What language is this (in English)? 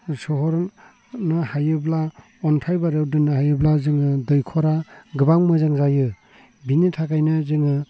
Bodo